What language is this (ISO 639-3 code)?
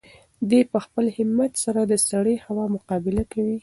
pus